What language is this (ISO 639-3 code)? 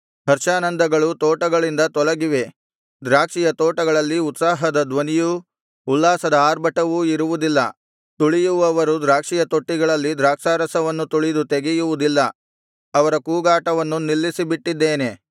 kan